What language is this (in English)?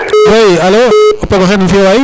Serer